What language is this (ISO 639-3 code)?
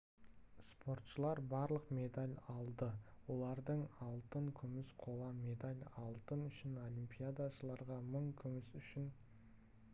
kaz